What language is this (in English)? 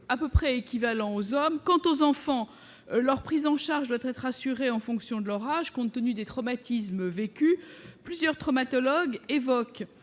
French